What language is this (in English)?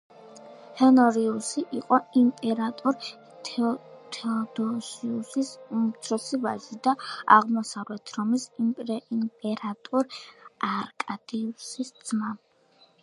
Georgian